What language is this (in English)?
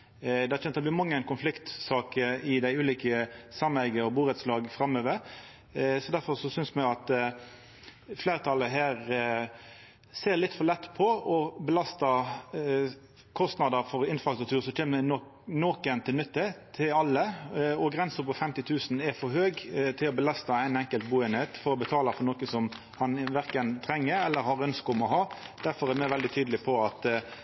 Norwegian Nynorsk